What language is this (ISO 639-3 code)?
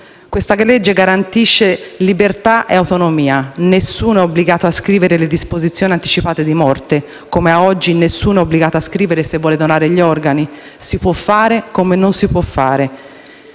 ita